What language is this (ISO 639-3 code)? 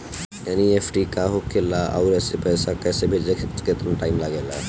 bho